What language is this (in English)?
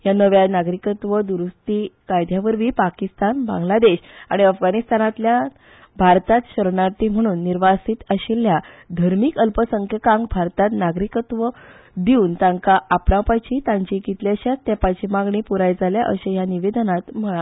Konkani